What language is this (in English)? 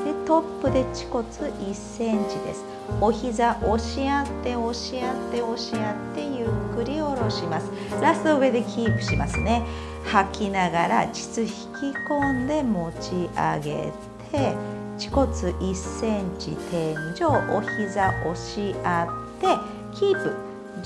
Japanese